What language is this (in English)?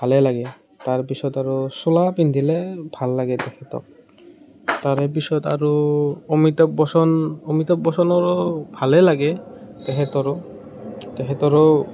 Assamese